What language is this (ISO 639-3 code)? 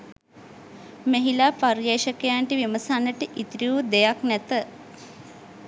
sin